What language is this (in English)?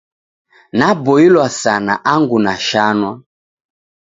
Taita